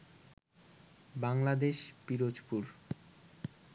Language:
Bangla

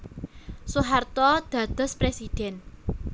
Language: Javanese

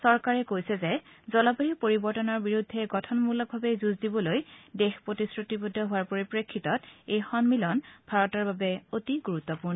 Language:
Assamese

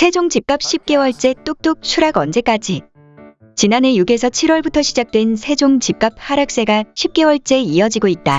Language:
Korean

